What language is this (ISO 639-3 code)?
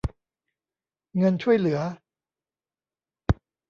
tha